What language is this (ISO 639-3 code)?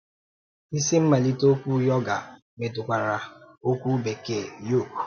ibo